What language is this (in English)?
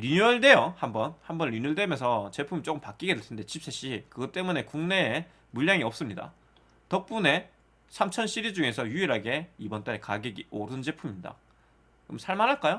Korean